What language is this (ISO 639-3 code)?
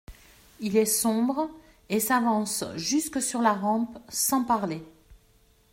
fra